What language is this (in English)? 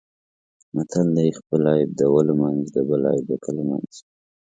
Pashto